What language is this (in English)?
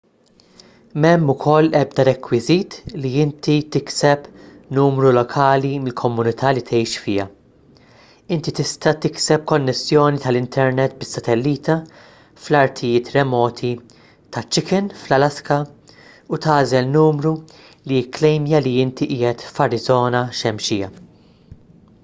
Maltese